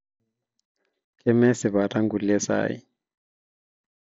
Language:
Masai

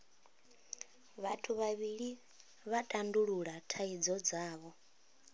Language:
Venda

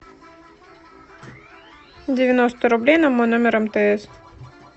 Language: Russian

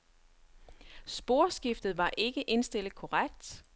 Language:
Danish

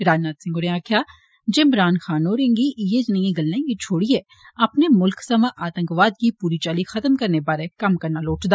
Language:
Dogri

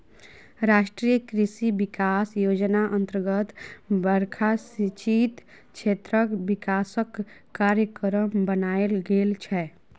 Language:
Maithili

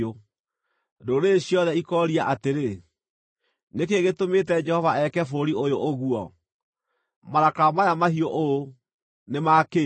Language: Kikuyu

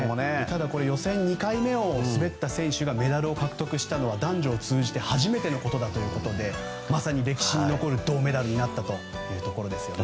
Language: Japanese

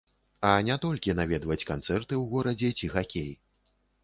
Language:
Belarusian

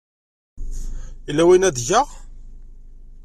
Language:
Kabyle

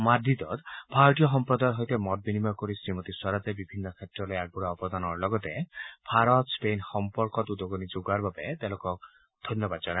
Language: Assamese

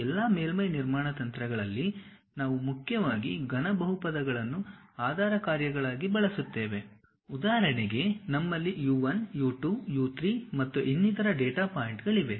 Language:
Kannada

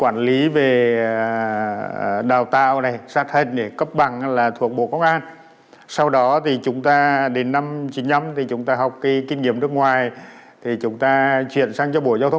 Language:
Vietnamese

